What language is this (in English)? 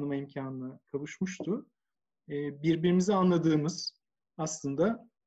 Turkish